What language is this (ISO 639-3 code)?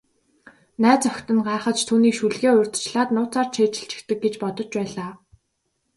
mon